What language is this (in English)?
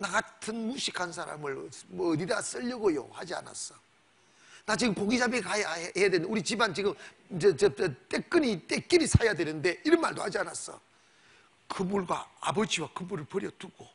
Korean